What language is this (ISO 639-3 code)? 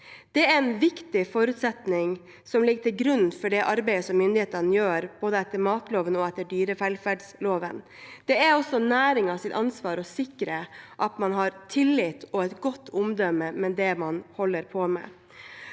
nor